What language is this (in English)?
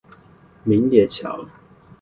Chinese